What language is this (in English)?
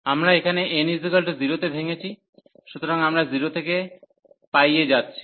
Bangla